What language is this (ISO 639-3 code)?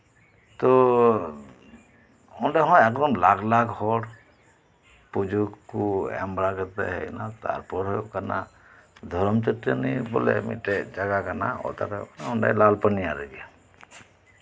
sat